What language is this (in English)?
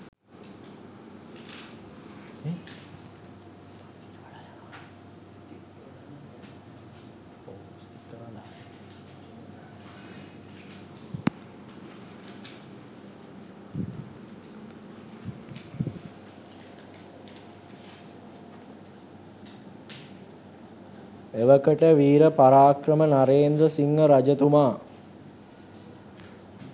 Sinhala